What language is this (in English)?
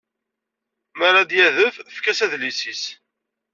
Kabyle